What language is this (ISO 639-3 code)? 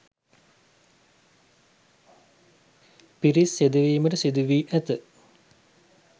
sin